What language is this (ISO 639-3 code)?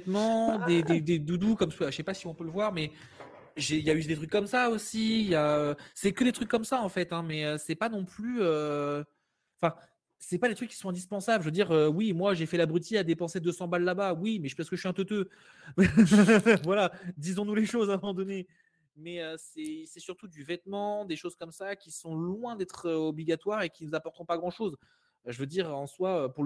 fra